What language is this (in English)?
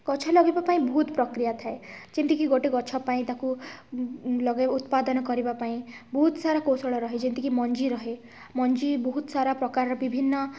Odia